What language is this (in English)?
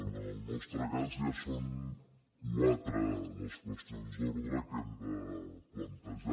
Catalan